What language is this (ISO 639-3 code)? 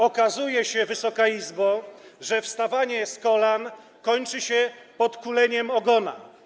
pol